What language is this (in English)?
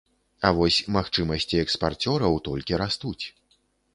Belarusian